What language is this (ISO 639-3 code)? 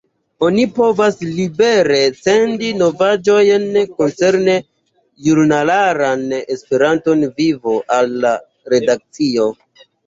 epo